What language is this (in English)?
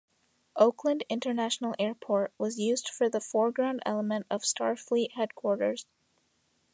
English